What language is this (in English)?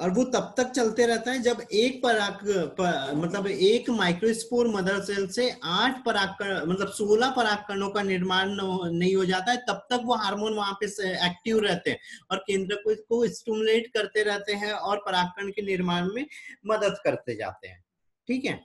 Hindi